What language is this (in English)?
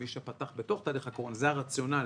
Hebrew